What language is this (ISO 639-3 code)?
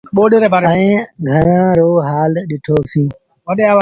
sbn